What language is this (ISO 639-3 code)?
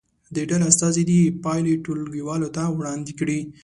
pus